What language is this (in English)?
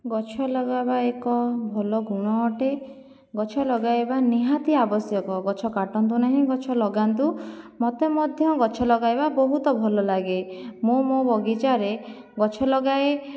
Odia